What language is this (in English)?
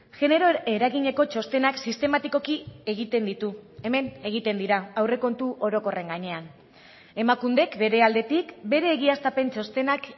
Basque